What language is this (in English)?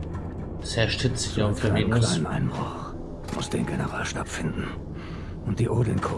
German